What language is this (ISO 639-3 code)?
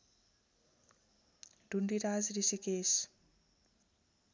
nep